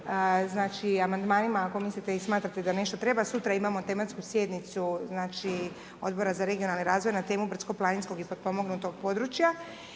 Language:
Croatian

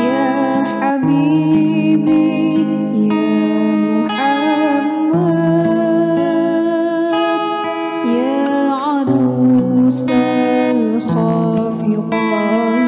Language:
Arabic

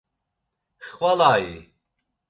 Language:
Laz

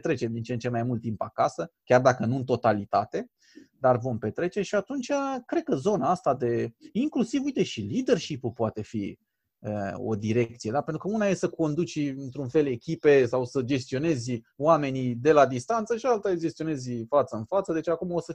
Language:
Romanian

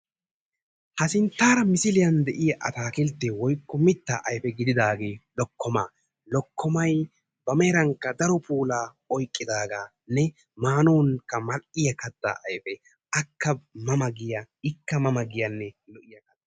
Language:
Wolaytta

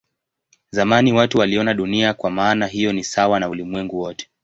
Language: Swahili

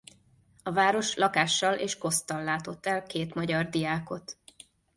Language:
Hungarian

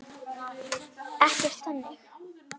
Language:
Icelandic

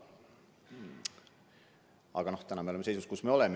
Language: Estonian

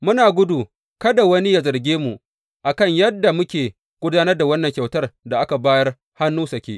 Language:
Hausa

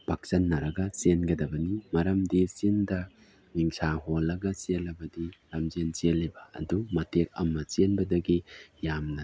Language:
Manipuri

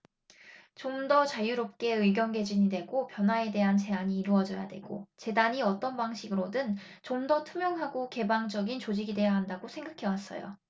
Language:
Korean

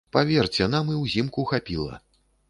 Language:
Belarusian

